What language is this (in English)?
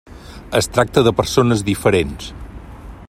Catalan